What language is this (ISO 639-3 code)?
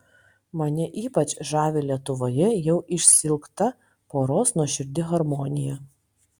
lit